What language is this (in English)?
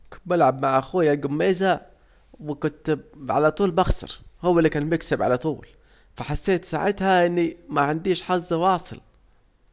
Saidi Arabic